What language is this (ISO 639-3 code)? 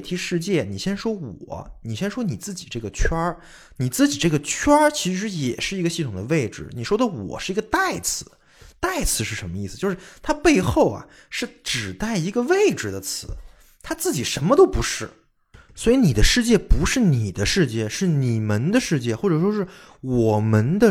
zho